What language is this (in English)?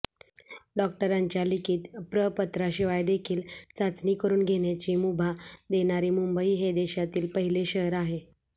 Marathi